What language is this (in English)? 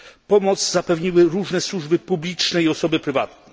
Polish